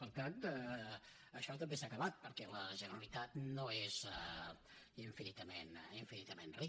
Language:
Catalan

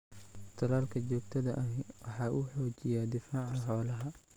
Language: Somali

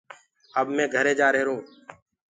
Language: Gurgula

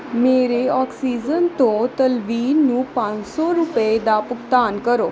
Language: Punjabi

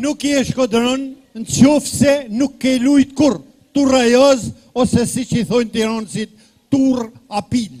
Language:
Romanian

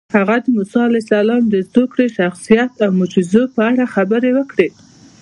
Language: Pashto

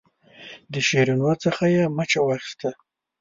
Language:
Pashto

